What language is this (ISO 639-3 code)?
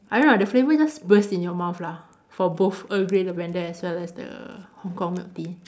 eng